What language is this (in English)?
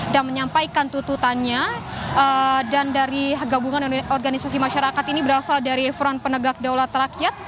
Indonesian